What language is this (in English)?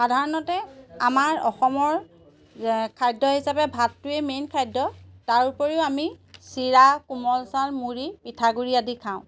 Assamese